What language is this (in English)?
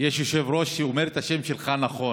Hebrew